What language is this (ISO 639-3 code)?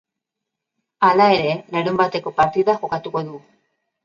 eus